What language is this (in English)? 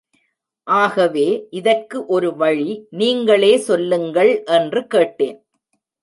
Tamil